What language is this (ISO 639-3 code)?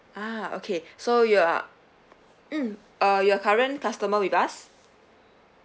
eng